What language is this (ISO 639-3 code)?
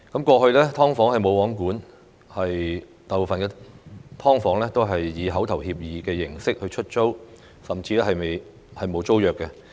yue